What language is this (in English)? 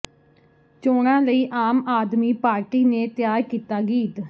Punjabi